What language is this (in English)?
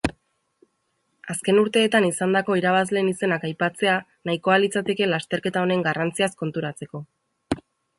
Basque